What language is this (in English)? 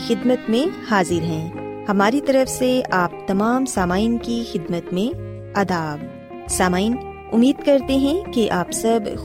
Urdu